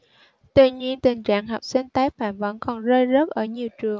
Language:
Vietnamese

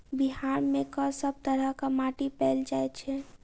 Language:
Maithili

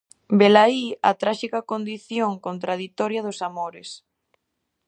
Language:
Galician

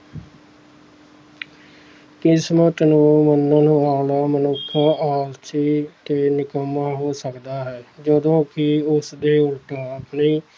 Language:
Punjabi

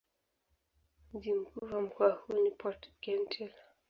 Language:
Swahili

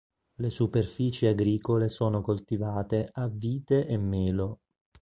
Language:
Italian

